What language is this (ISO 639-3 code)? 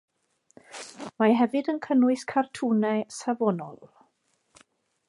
cym